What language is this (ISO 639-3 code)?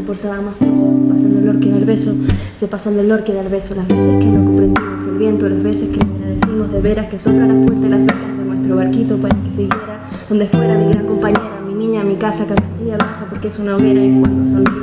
spa